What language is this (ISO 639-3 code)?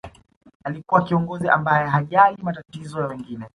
swa